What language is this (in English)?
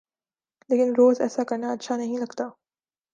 Urdu